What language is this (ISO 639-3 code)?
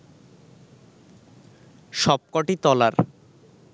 ben